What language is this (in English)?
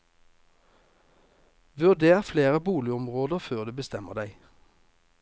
Norwegian